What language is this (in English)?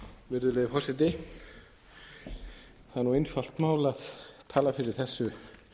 Icelandic